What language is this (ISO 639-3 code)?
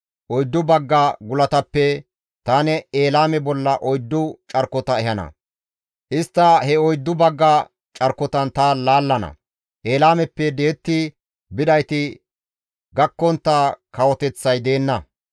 gmv